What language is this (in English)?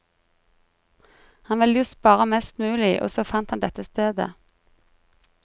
Norwegian